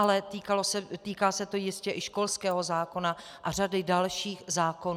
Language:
Czech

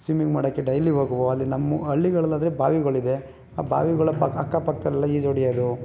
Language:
Kannada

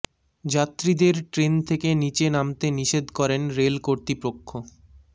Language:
Bangla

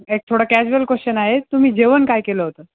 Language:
Marathi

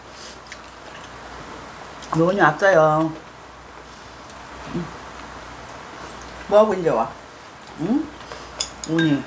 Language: Korean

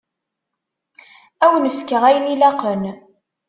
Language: Kabyle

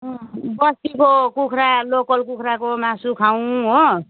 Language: Nepali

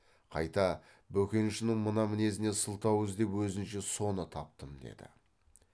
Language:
Kazakh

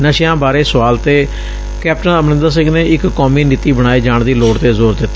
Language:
Punjabi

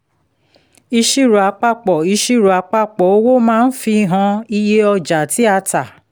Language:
Yoruba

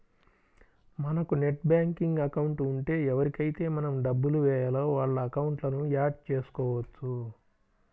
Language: Telugu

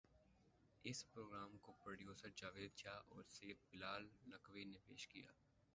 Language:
Urdu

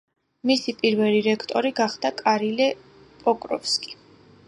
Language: Georgian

